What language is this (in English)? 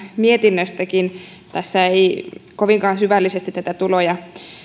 Finnish